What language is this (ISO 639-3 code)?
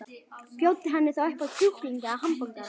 isl